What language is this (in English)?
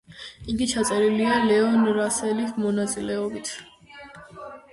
Georgian